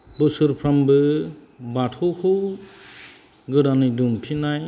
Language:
Bodo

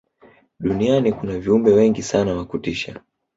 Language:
Swahili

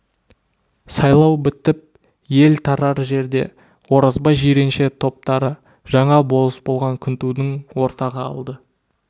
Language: Kazakh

